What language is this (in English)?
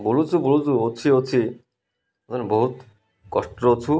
Odia